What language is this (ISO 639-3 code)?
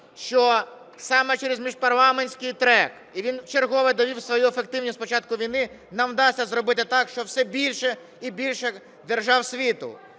ukr